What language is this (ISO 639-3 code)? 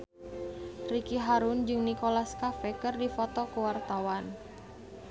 sun